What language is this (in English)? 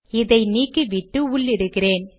Tamil